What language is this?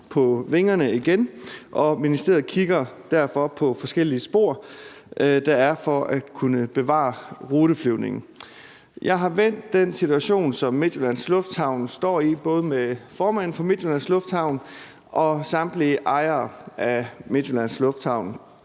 Danish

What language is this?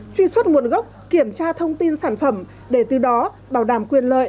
Vietnamese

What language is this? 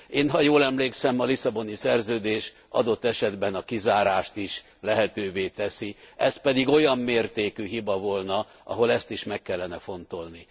Hungarian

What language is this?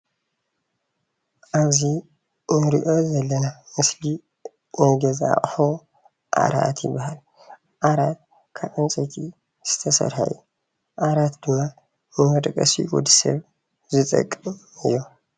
Tigrinya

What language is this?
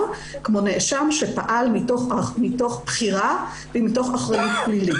Hebrew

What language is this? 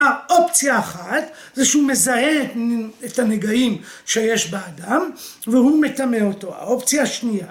Hebrew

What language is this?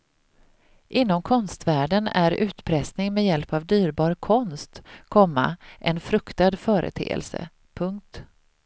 Swedish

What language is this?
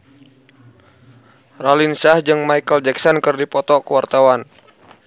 Sundanese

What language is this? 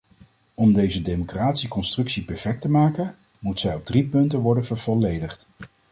Dutch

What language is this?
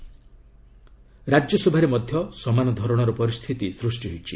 Odia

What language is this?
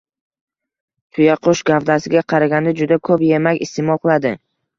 Uzbek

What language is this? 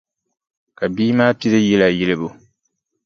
Dagbani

